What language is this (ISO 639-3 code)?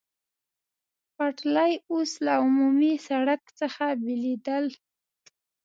pus